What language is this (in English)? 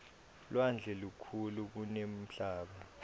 Swati